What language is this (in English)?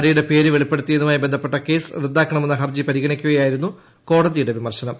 Malayalam